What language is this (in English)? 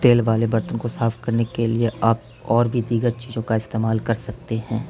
Urdu